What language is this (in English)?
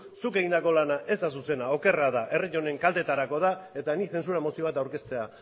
Basque